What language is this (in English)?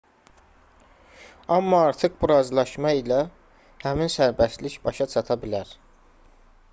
Azerbaijani